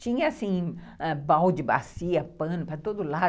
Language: Portuguese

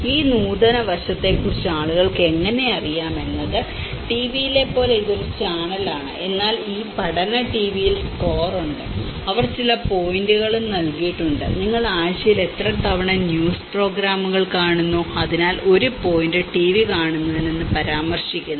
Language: Malayalam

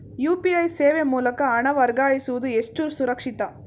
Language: Kannada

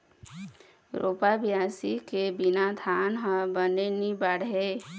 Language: Chhattisgarhi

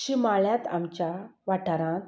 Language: Konkani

